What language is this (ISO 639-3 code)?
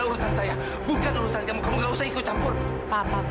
ind